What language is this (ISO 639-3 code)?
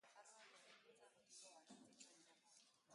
eus